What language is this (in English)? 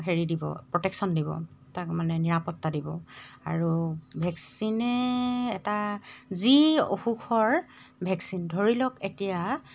Assamese